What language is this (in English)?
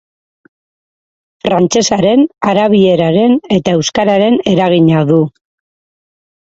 Basque